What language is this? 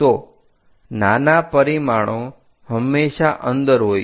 Gujarati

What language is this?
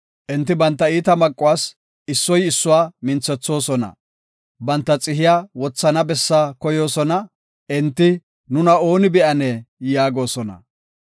Gofa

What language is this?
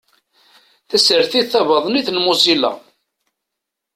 Kabyle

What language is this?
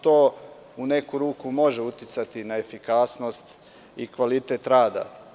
Serbian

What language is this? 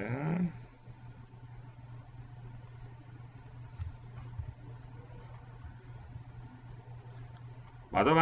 Italian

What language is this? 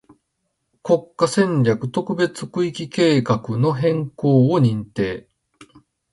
Japanese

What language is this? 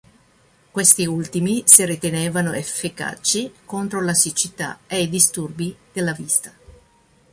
Italian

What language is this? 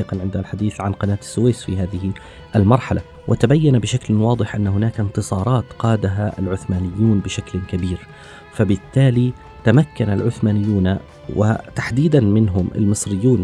Arabic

